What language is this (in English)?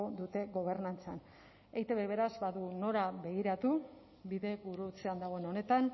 Basque